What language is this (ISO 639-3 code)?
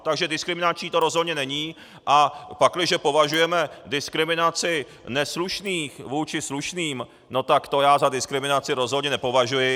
ces